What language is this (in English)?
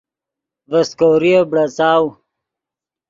Yidgha